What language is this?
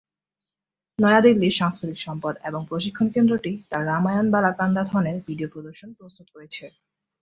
Bangla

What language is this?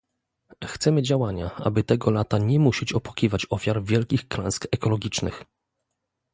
Polish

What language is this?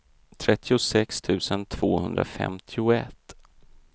Swedish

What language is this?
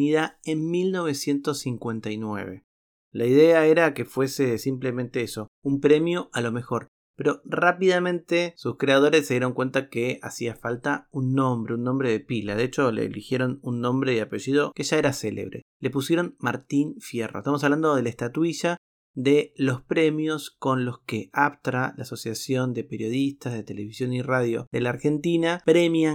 Spanish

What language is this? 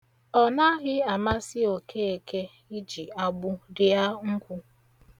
Igbo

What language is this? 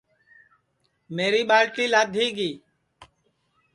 Sansi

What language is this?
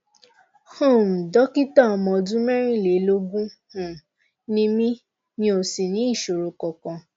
Yoruba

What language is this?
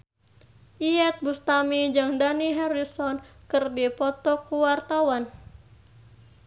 Sundanese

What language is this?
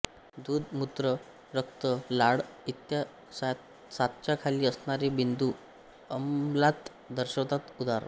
Marathi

